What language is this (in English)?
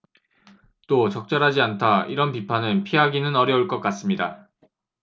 Korean